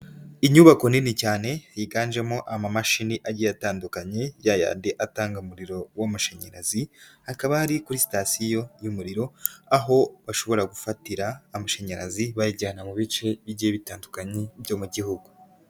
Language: Kinyarwanda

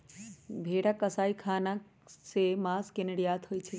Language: Magahi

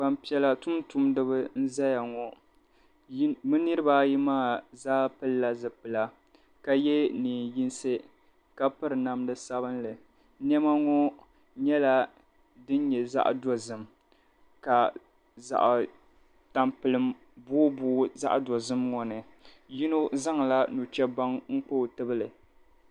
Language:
Dagbani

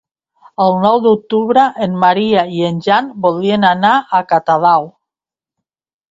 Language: Catalan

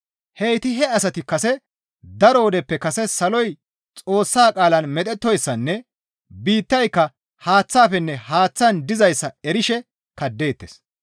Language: Gamo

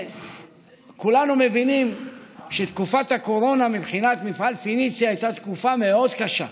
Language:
Hebrew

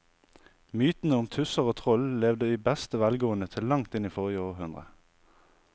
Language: Norwegian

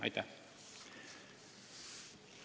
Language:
Estonian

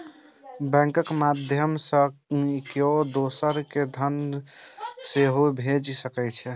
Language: Maithili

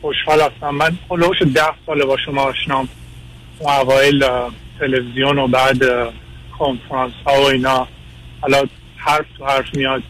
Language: Persian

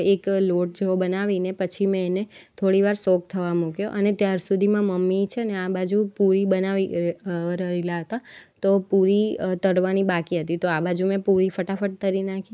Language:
Gujarati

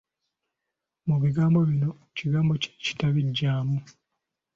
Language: Ganda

